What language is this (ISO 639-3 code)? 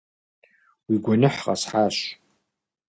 kbd